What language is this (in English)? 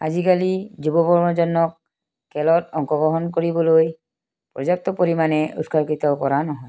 Assamese